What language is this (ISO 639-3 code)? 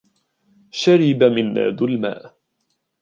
ara